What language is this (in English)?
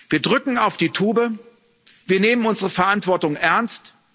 German